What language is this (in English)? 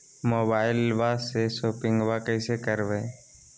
Magahi